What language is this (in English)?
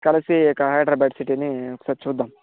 Telugu